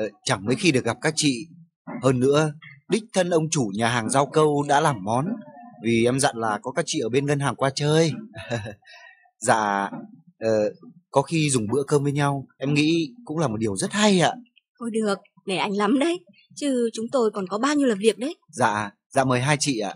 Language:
Vietnamese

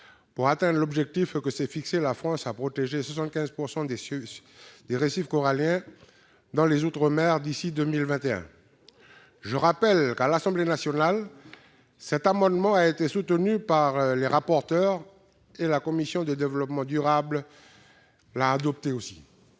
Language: French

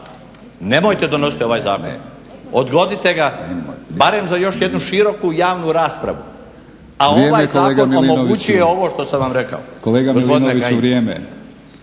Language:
Croatian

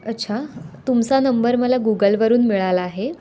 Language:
Marathi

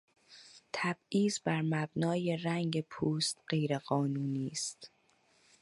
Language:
Persian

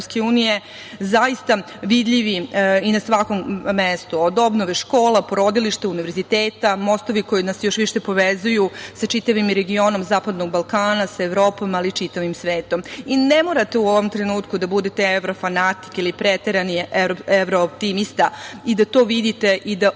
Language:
Serbian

